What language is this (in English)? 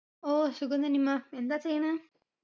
Malayalam